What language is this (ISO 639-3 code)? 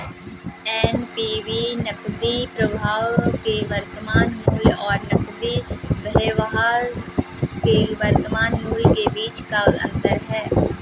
hin